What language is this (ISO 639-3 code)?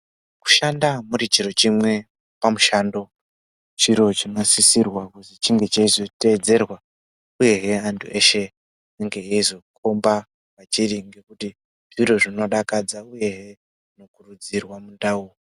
ndc